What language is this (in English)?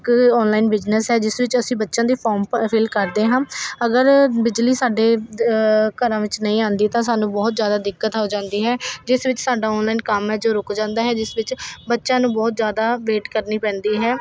Punjabi